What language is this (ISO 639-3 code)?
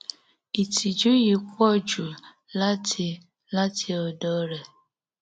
yor